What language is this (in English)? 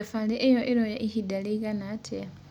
Kikuyu